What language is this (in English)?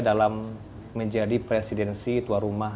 Indonesian